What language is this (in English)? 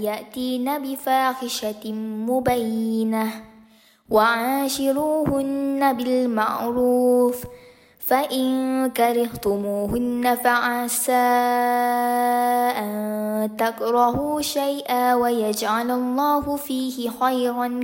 Malay